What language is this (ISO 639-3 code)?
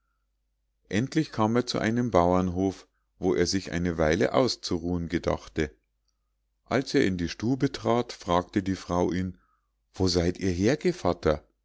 deu